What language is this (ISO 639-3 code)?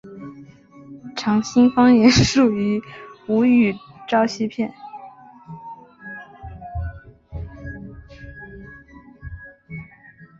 zho